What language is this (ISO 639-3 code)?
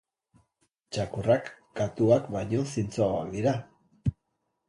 eus